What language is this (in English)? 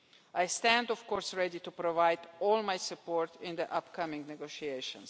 English